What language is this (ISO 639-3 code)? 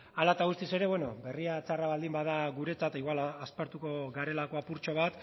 eus